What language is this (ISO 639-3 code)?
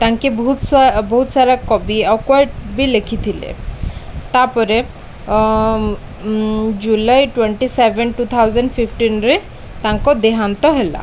ori